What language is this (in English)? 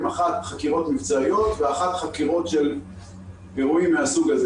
Hebrew